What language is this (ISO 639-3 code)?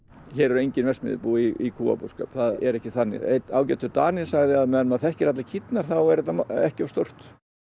isl